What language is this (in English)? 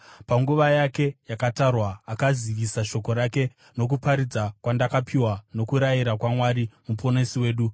Shona